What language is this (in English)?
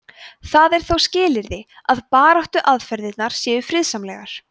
Icelandic